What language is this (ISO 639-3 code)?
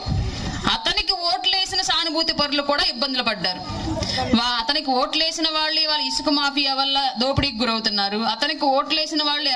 tel